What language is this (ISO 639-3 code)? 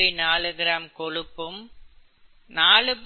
tam